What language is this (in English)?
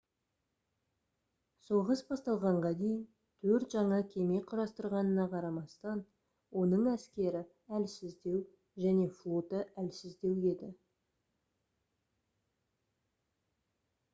Kazakh